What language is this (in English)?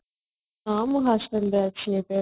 Odia